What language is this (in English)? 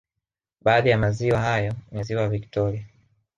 Swahili